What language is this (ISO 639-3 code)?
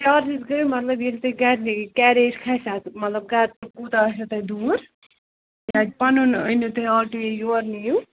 kas